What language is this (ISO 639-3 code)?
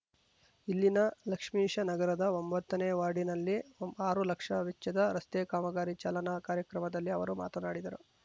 kan